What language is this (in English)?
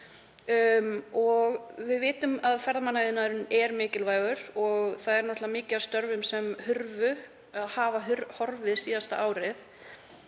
Icelandic